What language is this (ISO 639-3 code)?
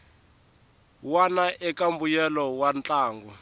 tso